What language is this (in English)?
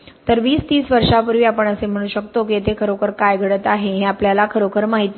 Marathi